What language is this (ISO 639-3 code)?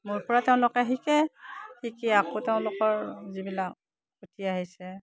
asm